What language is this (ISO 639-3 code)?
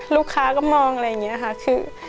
tha